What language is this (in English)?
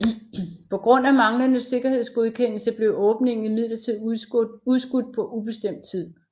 Danish